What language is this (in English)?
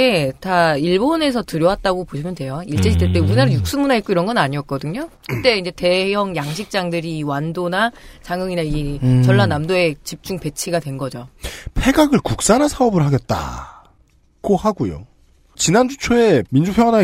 Korean